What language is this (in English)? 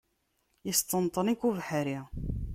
Kabyle